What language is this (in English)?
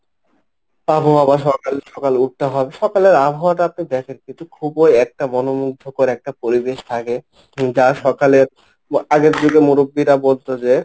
Bangla